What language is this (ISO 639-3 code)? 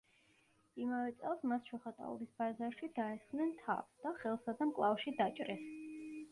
kat